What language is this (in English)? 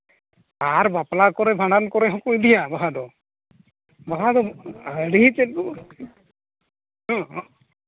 Santali